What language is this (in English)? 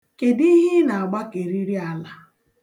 Igbo